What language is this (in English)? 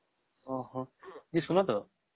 Odia